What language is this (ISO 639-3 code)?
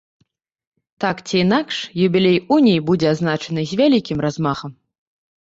bel